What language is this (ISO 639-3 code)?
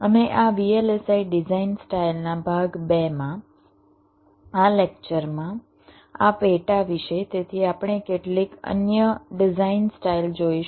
guj